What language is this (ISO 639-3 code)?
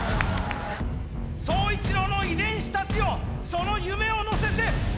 jpn